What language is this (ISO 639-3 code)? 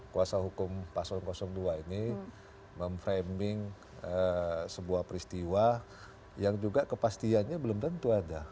ind